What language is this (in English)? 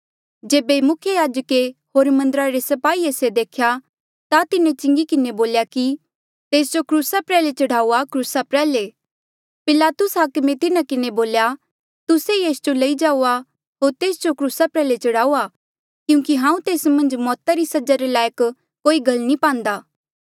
Mandeali